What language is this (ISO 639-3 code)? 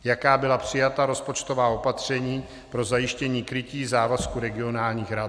ces